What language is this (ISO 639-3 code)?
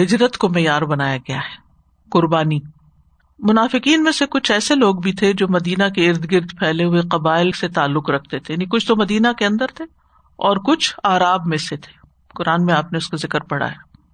urd